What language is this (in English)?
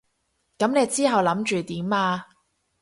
Cantonese